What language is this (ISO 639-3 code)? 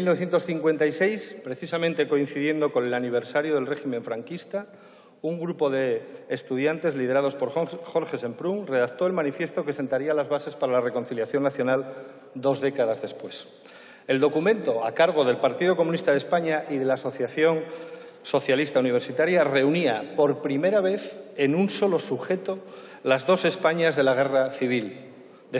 spa